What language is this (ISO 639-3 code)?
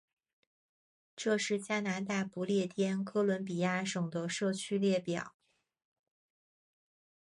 zho